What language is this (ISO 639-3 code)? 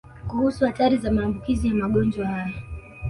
swa